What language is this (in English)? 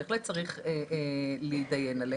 Hebrew